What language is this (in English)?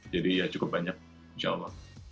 Indonesian